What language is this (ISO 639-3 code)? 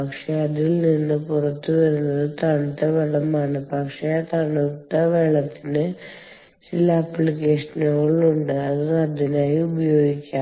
mal